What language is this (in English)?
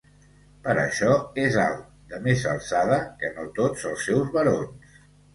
Catalan